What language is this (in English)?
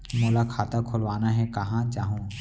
Chhattisgarhi